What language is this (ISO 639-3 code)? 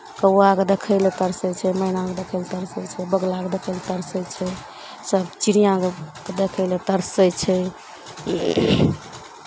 mai